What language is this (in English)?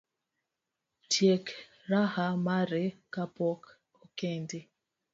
Luo (Kenya and Tanzania)